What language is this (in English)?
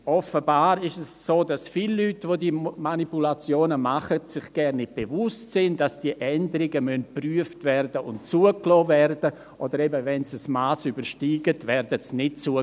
Swiss German